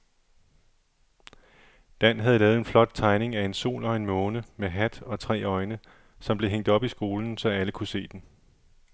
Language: Danish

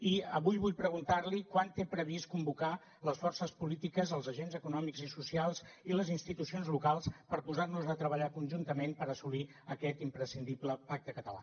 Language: Catalan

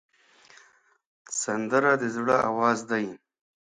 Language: Pashto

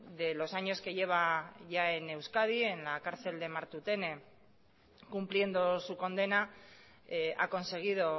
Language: Spanish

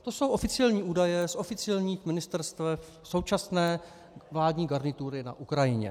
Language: Czech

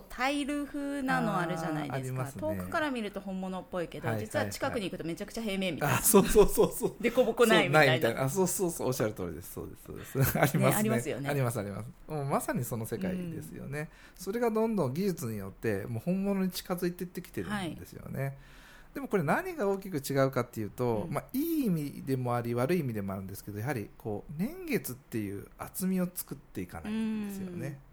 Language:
Japanese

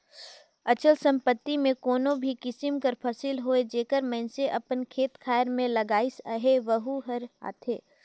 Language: Chhattisgarhi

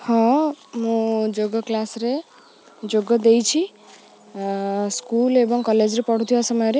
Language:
Odia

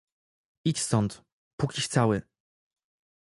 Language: Polish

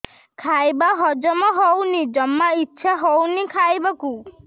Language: Odia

